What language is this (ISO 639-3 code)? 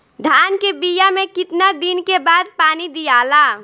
bho